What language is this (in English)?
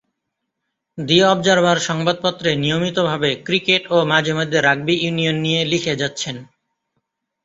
Bangla